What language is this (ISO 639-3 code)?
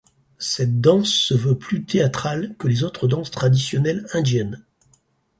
fra